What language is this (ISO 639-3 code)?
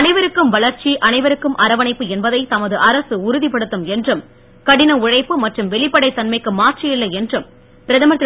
tam